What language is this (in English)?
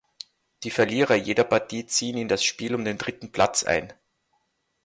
German